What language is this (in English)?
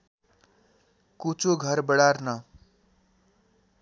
Nepali